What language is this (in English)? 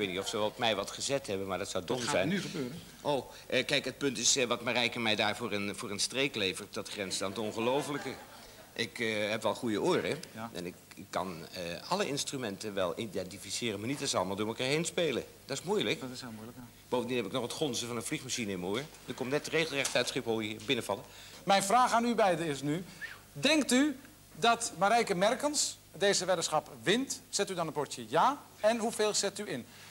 Dutch